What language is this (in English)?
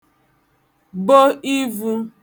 Igbo